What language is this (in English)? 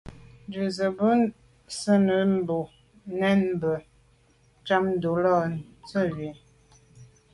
Medumba